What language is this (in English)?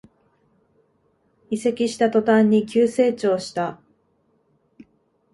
Japanese